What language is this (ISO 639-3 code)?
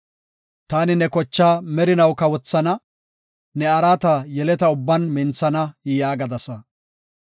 gof